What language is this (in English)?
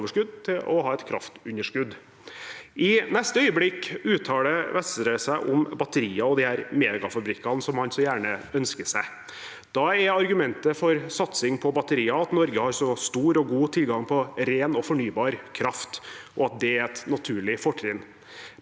Norwegian